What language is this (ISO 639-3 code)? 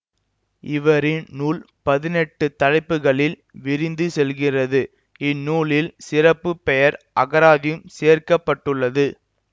tam